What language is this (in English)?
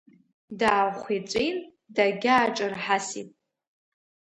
Abkhazian